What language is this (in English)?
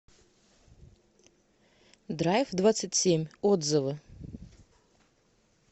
Russian